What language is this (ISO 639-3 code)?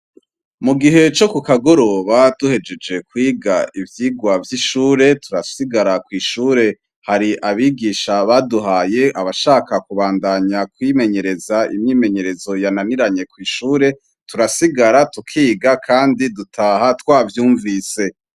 run